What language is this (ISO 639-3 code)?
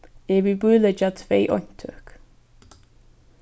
fao